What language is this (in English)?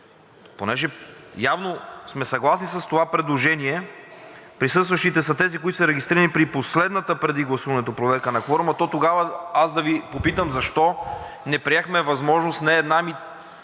Bulgarian